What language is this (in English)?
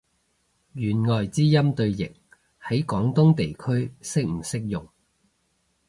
Cantonese